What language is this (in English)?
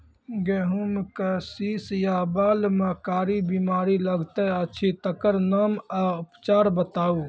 Maithili